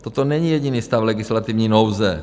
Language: Czech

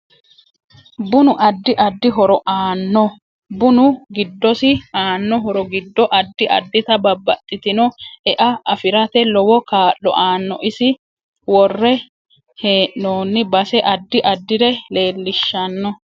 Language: Sidamo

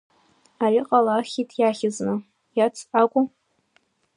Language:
Abkhazian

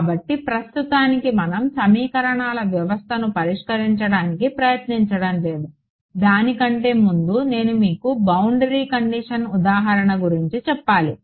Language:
Telugu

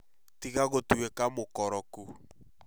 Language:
Kikuyu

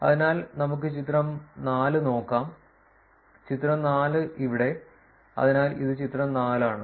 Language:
Malayalam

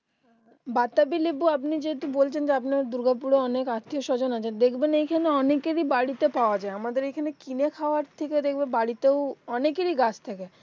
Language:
Bangla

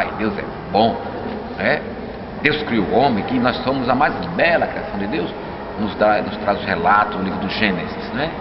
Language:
Portuguese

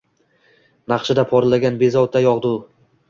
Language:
Uzbek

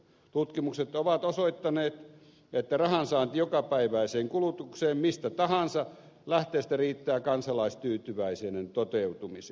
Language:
Finnish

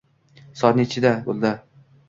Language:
Uzbek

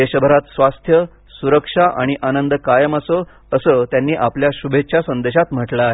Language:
Marathi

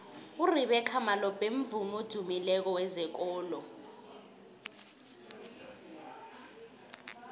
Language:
South Ndebele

